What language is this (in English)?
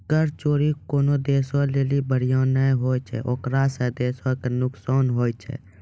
Maithili